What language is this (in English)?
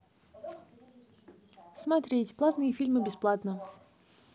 Russian